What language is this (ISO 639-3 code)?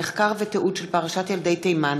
heb